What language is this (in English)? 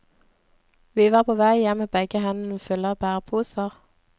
Norwegian